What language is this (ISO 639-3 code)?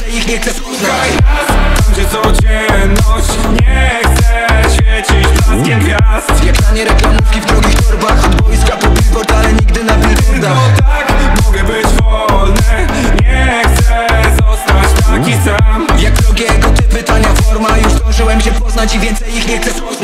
pol